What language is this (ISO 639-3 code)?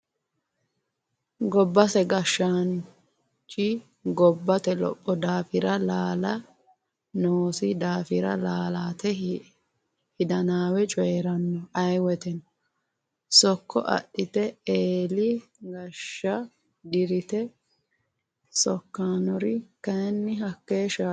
sid